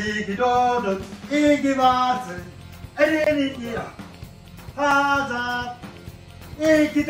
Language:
Turkish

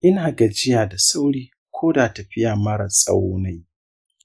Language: Hausa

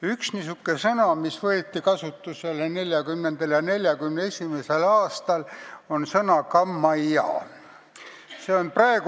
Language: Estonian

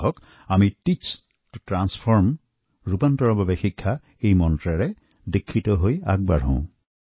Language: Assamese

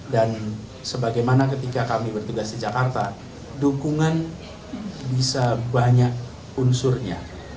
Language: Indonesian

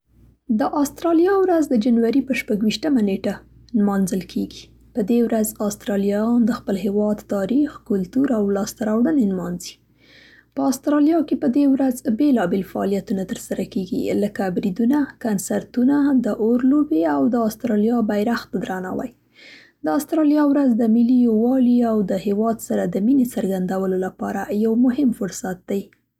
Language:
Central Pashto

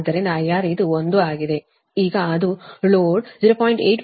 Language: Kannada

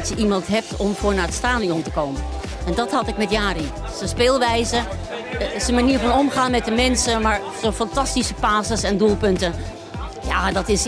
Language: Dutch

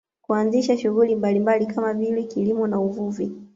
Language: Swahili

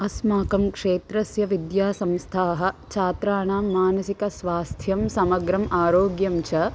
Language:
Sanskrit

